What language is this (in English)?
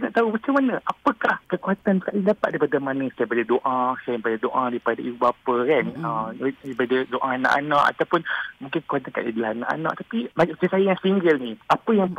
Malay